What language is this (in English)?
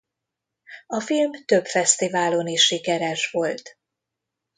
Hungarian